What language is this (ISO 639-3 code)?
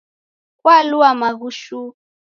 dav